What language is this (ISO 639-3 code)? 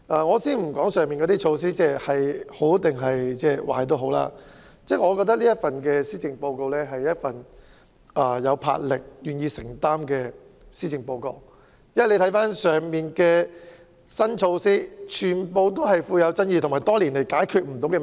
yue